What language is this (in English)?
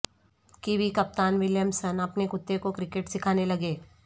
Urdu